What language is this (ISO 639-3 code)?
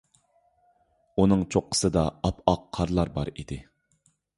uig